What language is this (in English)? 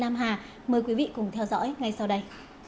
Vietnamese